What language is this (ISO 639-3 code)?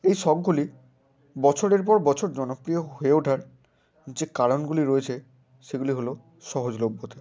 ben